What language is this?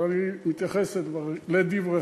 Hebrew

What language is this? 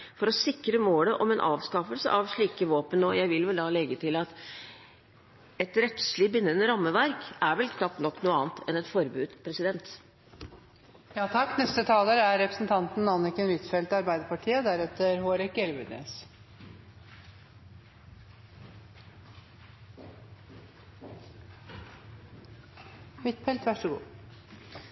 Norwegian Bokmål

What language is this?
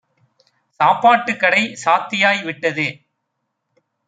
Tamil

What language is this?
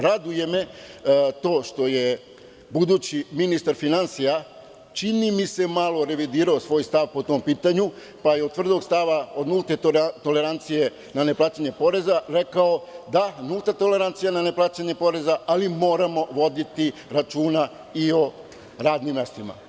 Serbian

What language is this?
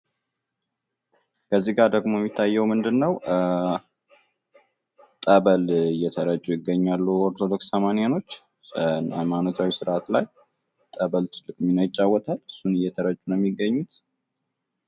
Amharic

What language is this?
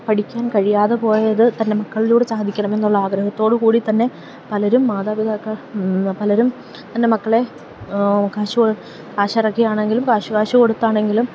Malayalam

